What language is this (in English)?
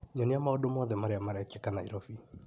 Kikuyu